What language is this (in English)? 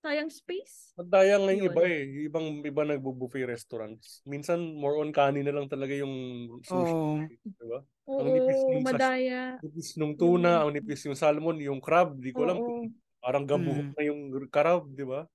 Filipino